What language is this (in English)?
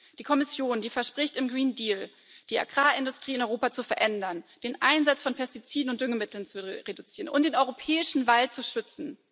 German